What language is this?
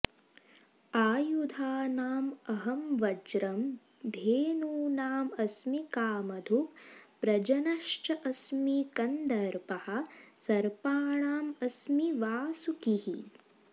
Sanskrit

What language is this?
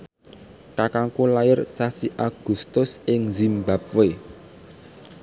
Javanese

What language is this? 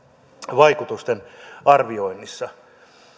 Finnish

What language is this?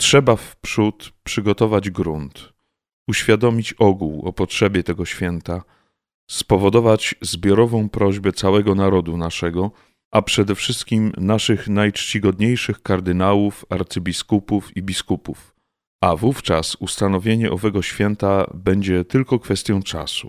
Polish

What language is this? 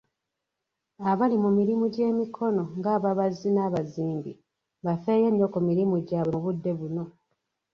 Ganda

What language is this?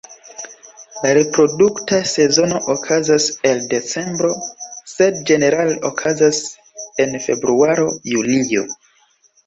Esperanto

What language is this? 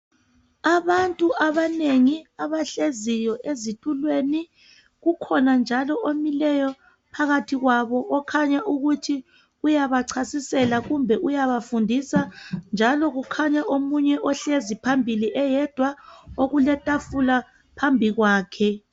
North Ndebele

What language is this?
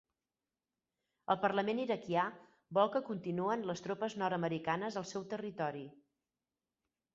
Catalan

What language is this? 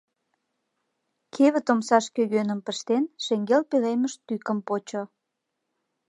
Mari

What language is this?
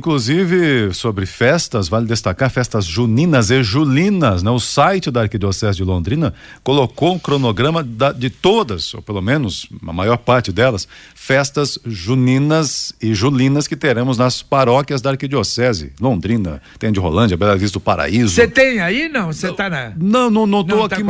Portuguese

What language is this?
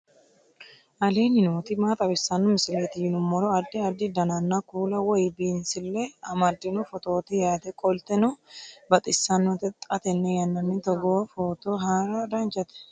Sidamo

